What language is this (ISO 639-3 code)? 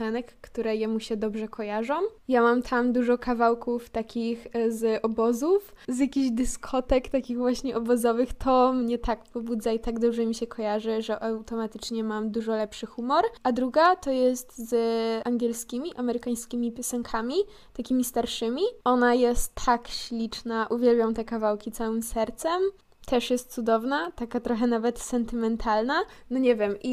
pol